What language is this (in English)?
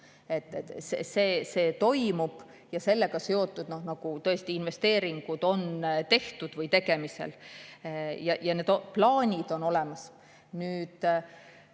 Estonian